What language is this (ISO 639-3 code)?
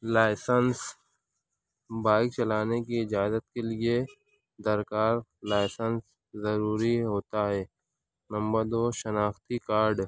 urd